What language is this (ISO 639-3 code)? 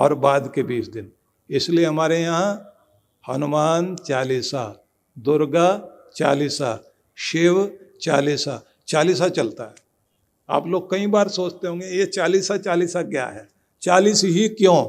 hin